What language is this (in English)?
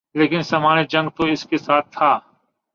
Urdu